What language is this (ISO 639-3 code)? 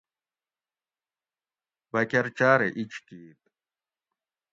gwc